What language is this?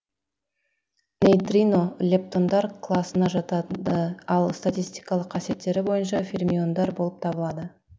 Kazakh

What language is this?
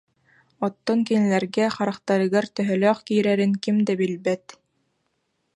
Yakut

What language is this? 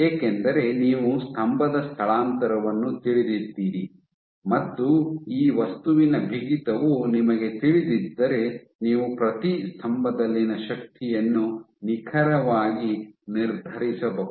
Kannada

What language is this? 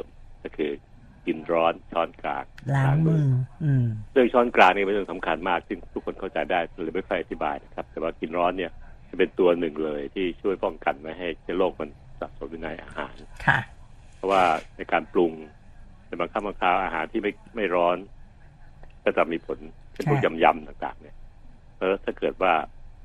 Thai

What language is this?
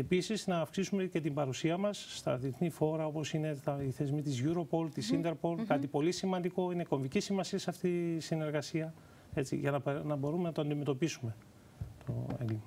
Greek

